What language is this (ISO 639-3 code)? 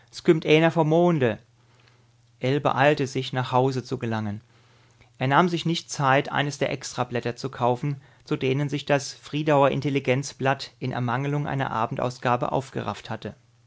deu